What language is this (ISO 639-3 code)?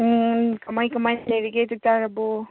mni